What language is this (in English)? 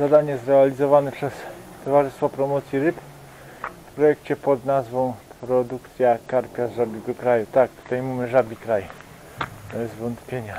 Polish